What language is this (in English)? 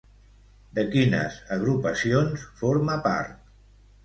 Catalan